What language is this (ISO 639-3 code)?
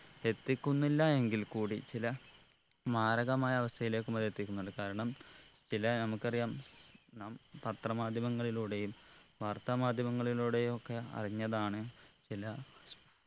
mal